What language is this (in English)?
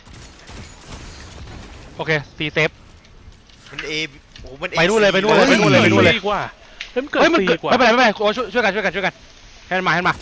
Thai